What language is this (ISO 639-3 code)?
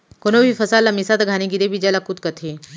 hne